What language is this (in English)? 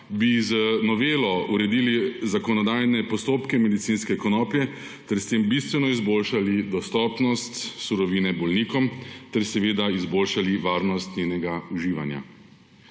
Slovenian